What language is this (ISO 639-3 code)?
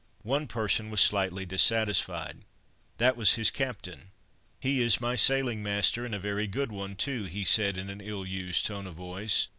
eng